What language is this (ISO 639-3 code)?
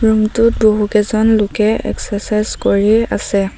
asm